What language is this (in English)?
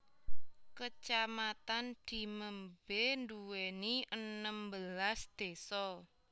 Javanese